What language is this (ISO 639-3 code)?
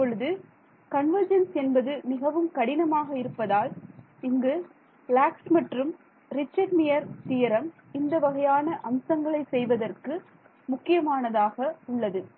tam